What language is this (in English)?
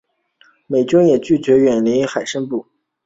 Chinese